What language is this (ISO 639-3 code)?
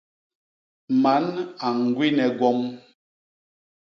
bas